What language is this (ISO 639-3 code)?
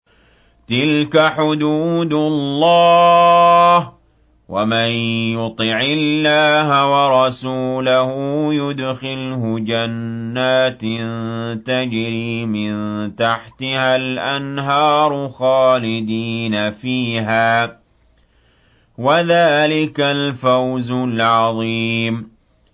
ara